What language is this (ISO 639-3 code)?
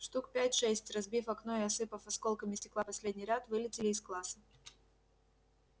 rus